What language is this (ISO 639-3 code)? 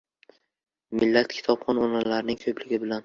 uzb